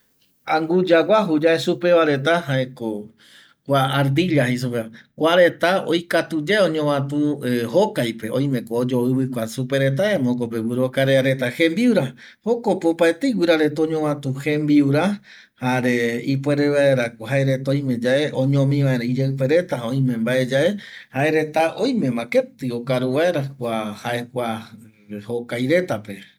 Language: Eastern Bolivian Guaraní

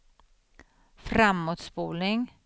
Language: Swedish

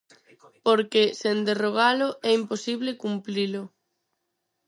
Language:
Galician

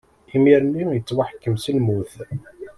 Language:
Kabyle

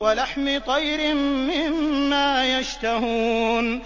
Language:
Arabic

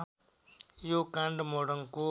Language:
Nepali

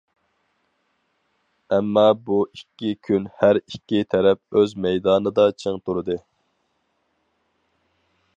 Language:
Uyghur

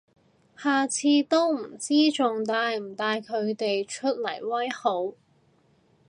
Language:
Cantonese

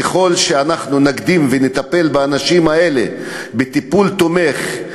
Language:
Hebrew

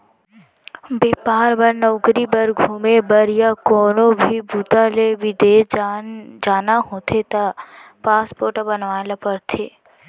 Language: Chhattisgarhi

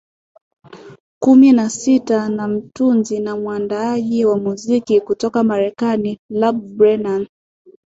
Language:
Swahili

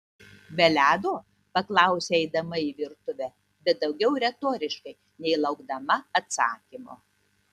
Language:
Lithuanian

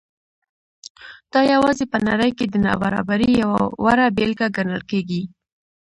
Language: Pashto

